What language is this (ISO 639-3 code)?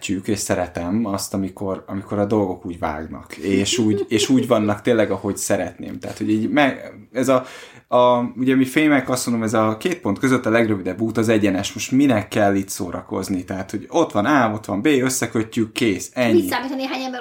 hun